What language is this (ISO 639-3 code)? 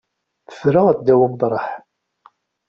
kab